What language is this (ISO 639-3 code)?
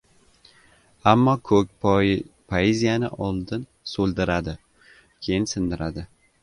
uzb